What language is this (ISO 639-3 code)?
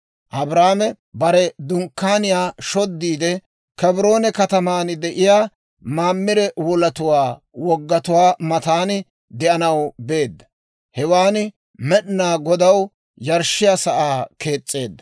dwr